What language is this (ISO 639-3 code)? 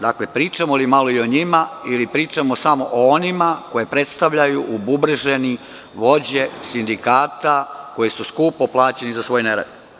srp